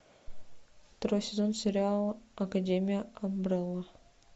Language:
Russian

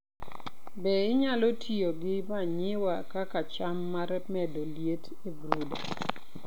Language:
Luo (Kenya and Tanzania)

